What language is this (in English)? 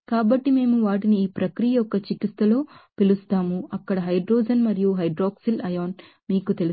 Telugu